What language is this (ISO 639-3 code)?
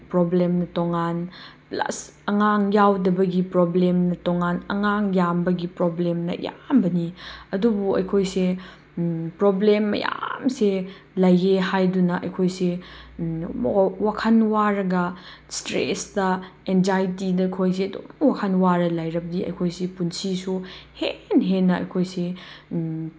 mni